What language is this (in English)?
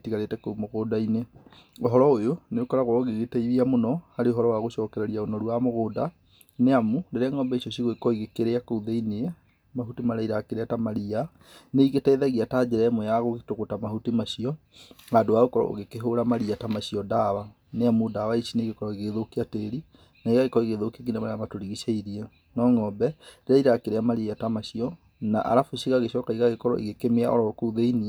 Kikuyu